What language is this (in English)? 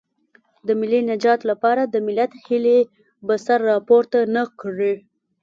Pashto